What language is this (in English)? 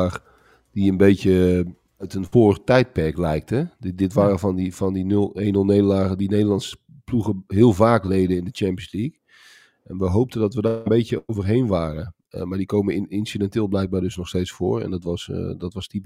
Dutch